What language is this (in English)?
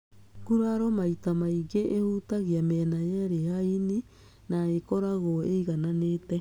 Kikuyu